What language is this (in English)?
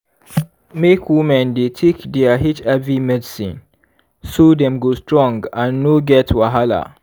Nigerian Pidgin